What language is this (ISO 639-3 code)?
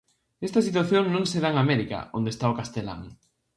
glg